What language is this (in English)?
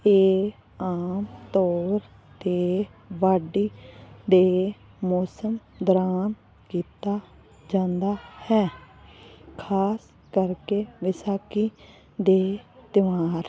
Punjabi